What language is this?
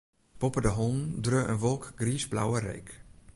Western Frisian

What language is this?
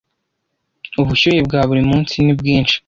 Kinyarwanda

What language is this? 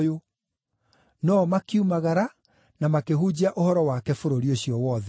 Kikuyu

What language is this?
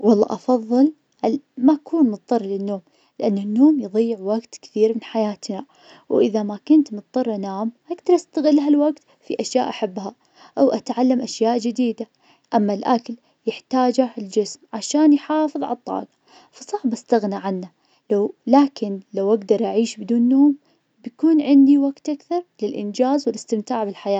Najdi Arabic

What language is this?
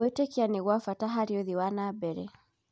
Kikuyu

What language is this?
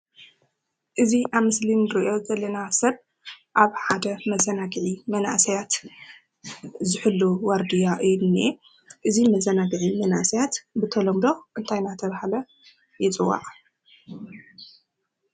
Tigrinya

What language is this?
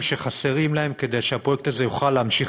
Hebrew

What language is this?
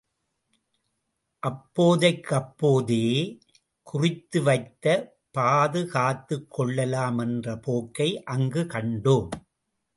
Tamil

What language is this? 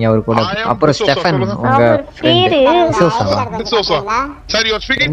Tamil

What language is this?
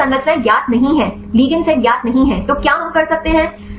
Hindi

